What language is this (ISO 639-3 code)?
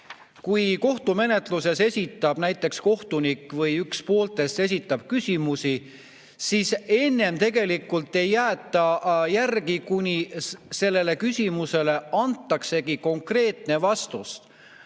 est